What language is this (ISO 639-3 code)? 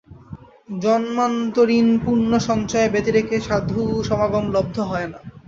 ben